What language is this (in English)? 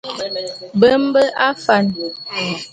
Bulu